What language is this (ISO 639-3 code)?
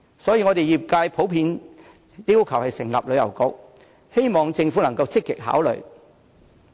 yue